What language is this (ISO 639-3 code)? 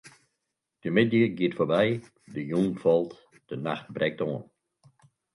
fry